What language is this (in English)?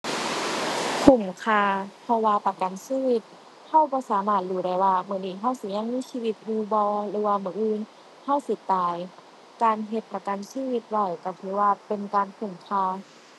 Thai